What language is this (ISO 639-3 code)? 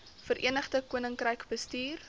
afr